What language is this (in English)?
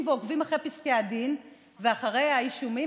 Hebrew